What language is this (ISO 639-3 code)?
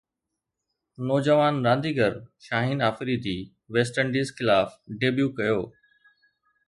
snd